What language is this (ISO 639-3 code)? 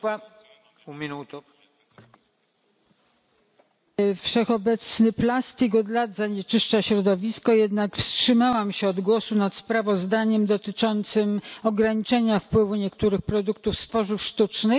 pol